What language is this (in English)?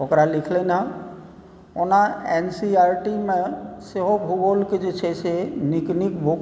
Maithili